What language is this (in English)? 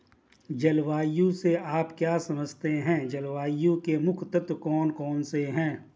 Hindi